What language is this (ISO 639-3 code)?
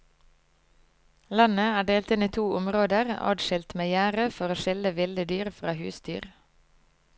nor